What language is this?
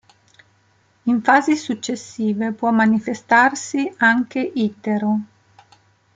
Italian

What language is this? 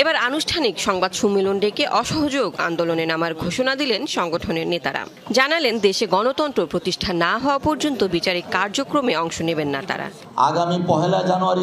Turkish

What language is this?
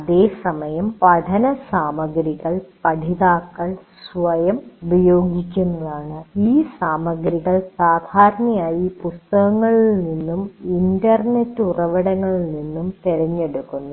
Malayalam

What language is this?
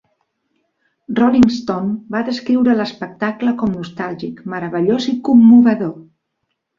Catalan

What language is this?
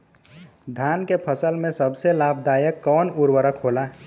Bhojpuri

